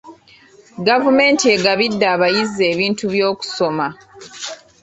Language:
Ganda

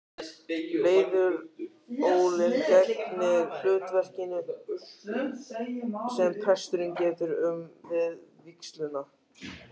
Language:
Icelandic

